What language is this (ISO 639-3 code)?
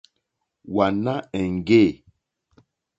bri